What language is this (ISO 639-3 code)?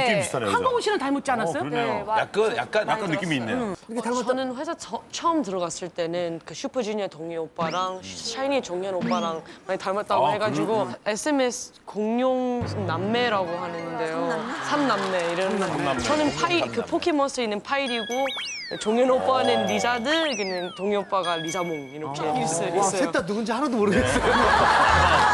kor